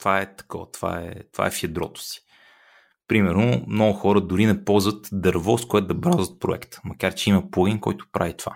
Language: Bulgarian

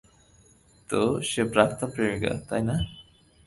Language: Bangla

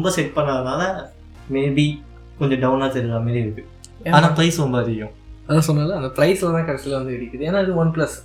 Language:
Tamil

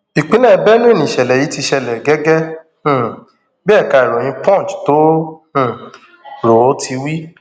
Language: Yoruba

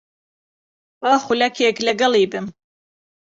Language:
Central Kurdish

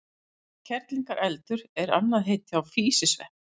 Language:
Icelandic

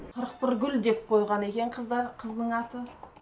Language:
Kazakh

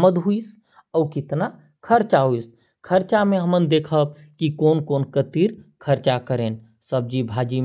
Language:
Korwa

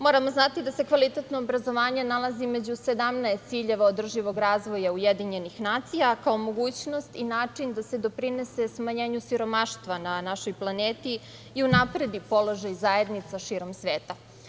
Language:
Serbian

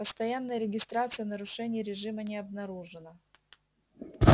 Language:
Russian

